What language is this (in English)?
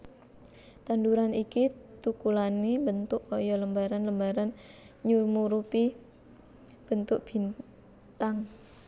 Javanese